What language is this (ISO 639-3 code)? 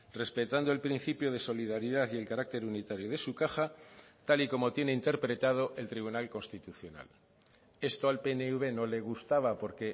spa